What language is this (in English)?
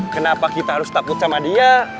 Indonesian